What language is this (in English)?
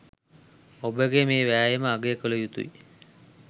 Sinhala